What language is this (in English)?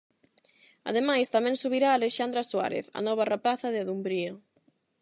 Galician